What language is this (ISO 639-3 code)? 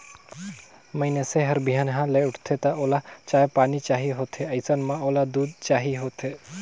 hne